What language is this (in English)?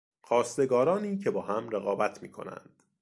Persian